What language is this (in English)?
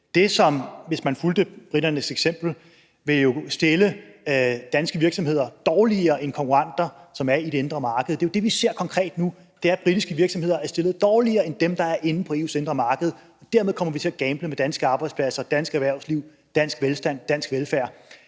Danish